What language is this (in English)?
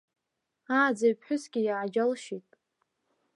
Abkhazian